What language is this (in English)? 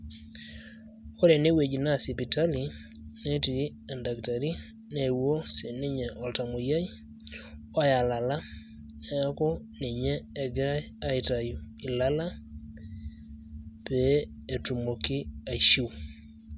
Masai